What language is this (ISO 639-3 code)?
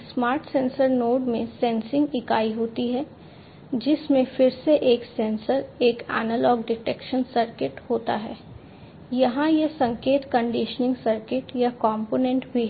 hin